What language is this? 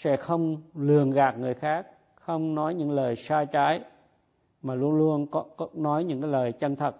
Vietnamese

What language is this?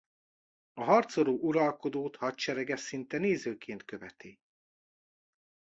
Hungarian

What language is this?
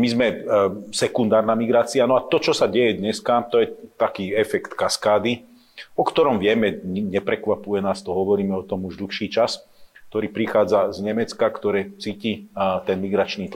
Slovak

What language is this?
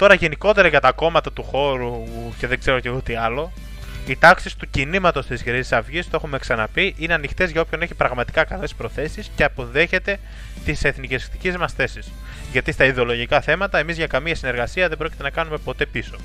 Greek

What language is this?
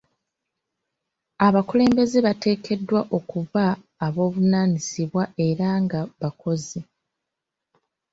Ganda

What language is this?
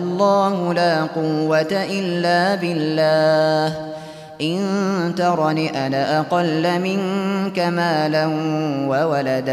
Arabic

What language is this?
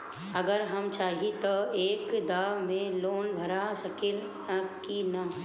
Bhojpuri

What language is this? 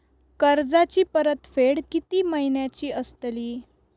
Marathi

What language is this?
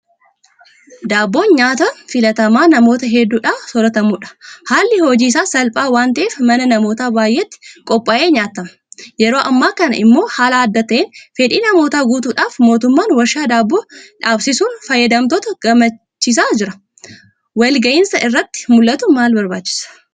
Oromo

